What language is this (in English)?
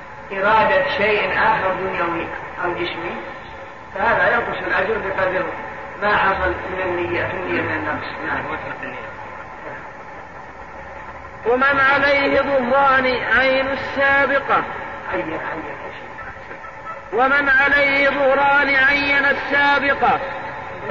Arabic